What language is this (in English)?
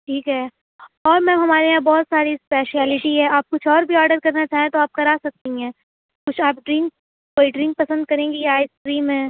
Urdu